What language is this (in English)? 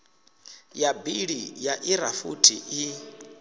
Venda